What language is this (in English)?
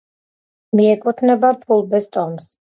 Georgian